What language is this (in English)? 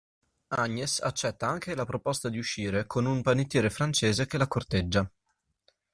Italian